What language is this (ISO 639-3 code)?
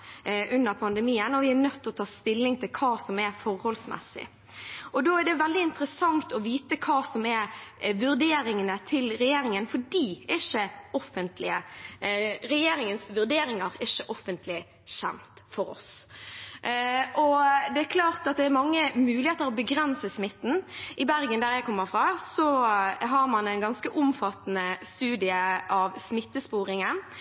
nob